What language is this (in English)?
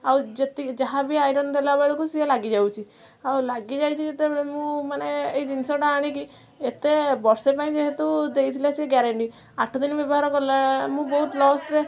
Odia